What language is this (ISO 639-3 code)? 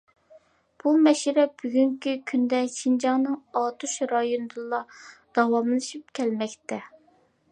uig